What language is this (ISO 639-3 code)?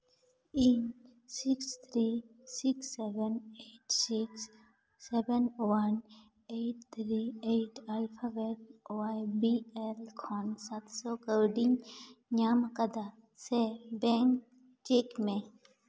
sat